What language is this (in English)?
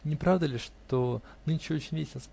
Russian